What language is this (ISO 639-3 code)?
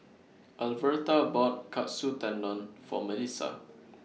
eng